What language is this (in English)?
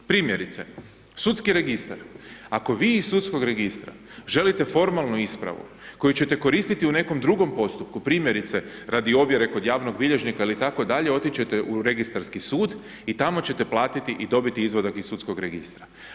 Croatian